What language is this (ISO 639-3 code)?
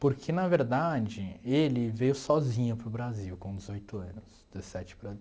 por